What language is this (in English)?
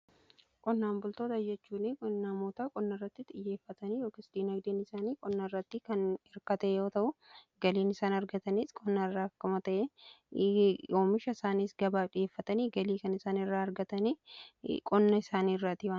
Oromo